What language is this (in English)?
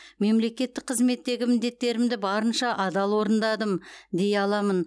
Kazakh